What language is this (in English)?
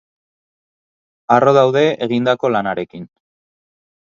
Basque